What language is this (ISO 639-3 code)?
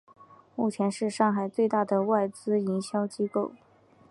zho